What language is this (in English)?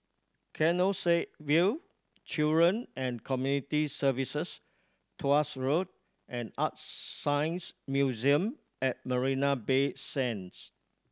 English